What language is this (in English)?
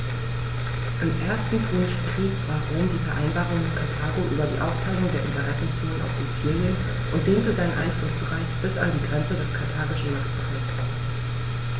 German